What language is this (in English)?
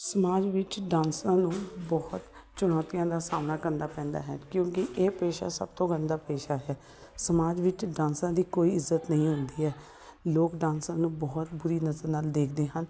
Punjabi